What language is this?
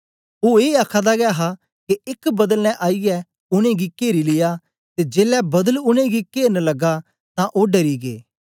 Dogri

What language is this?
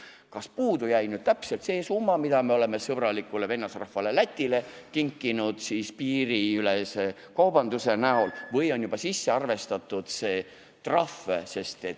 Estonian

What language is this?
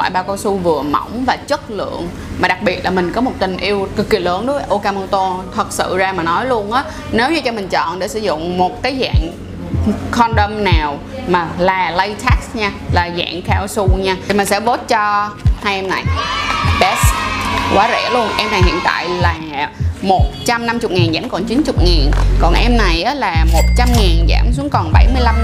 Vietnamese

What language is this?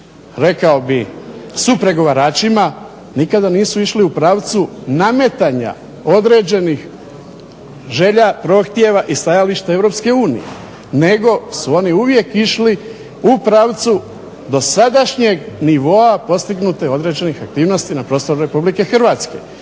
Croatian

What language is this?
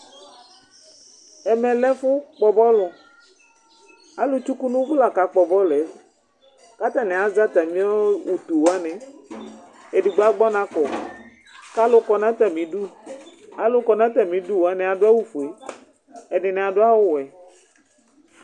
Ikposo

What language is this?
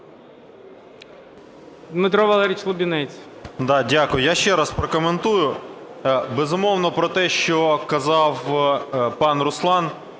Ukrainian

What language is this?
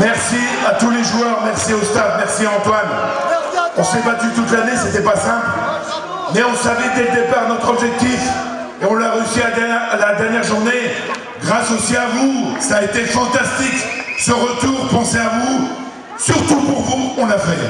French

